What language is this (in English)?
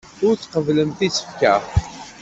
Kabyle